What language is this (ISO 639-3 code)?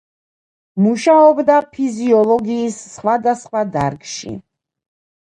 kat